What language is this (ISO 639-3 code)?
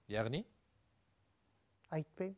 kaz